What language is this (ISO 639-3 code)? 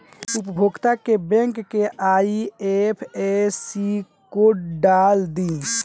bho